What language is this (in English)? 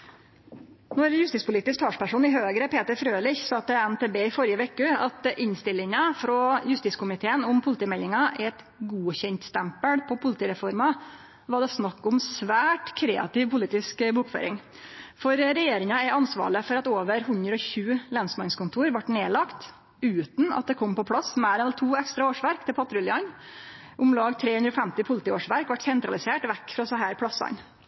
Norwegian Nynorsk